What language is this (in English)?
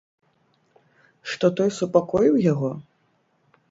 Belarusian